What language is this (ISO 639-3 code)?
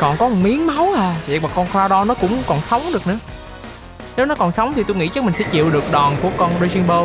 vie